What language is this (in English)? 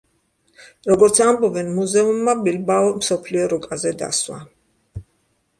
Georgian